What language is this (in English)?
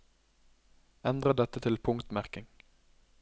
Norwegian